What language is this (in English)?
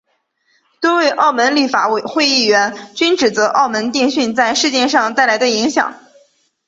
Chinese